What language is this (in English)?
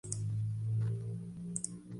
Spanish